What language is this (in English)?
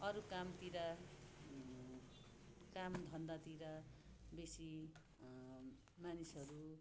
Nepali